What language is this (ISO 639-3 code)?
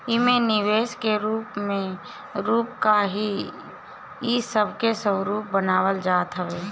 bho